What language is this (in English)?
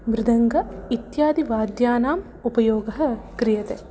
Sanskrit